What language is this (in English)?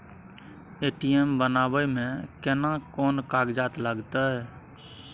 Maithili